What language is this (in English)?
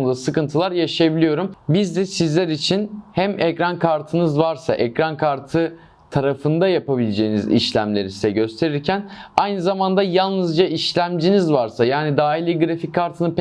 Turkish